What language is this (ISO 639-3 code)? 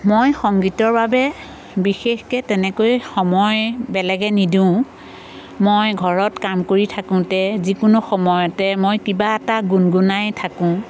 asm